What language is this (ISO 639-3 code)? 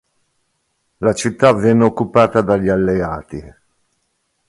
ita